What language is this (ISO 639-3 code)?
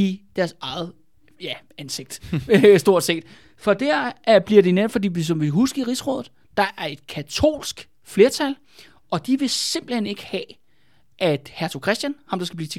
dan